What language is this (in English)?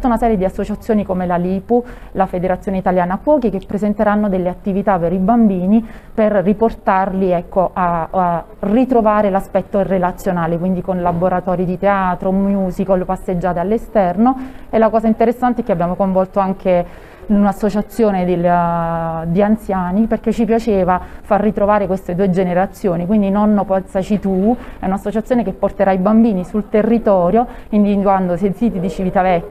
Italian